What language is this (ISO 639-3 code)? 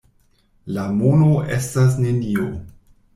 epo